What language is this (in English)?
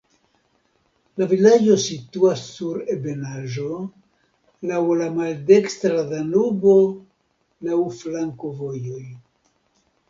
Esperanto